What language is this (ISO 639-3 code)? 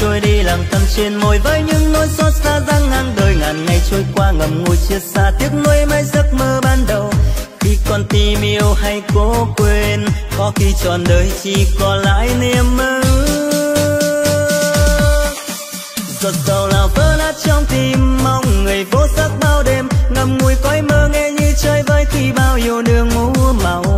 vie